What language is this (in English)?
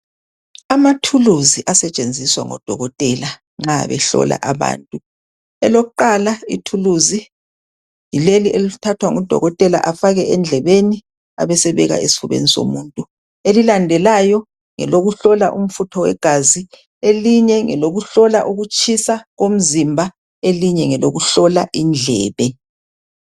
North Ndebele